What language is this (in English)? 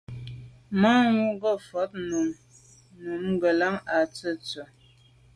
Medumba